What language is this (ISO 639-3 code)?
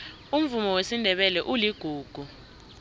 nbl